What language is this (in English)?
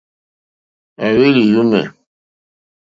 Mokpwe